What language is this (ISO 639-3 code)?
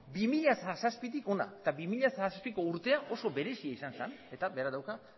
eus